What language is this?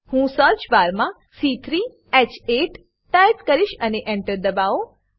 Gujarati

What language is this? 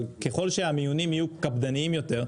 Hebrew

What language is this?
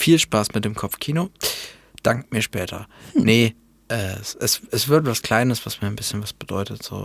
German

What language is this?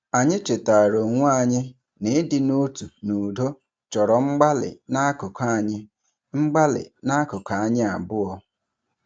Igbo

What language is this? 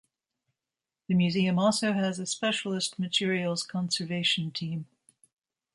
English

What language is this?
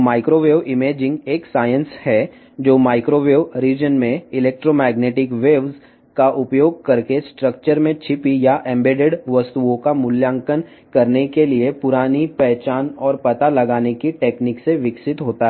Telugu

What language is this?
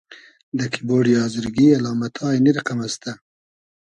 Hazaragi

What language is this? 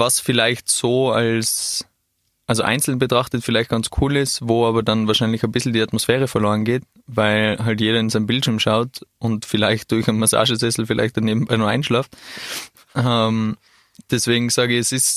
German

